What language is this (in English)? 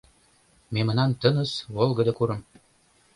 Mari